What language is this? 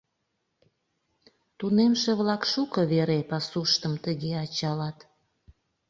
Mari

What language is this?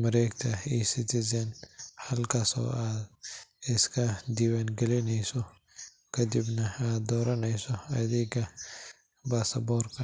Somali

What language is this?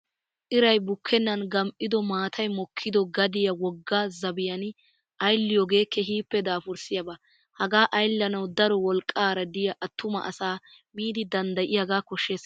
Wolaytta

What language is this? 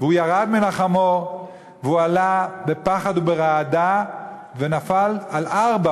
Hebrew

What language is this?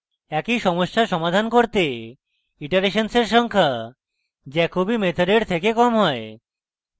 Bangla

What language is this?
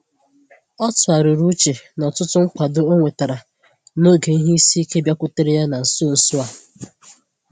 Igbo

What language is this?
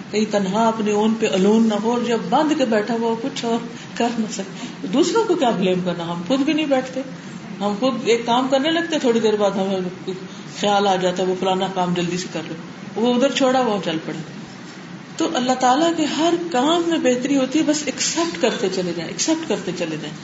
Urdu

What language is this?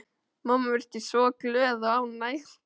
Icelandic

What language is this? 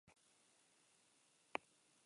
Basque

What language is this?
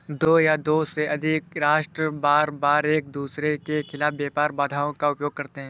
Hindi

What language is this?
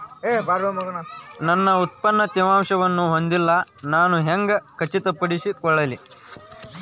Kannada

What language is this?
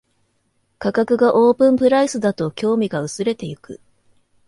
Japanese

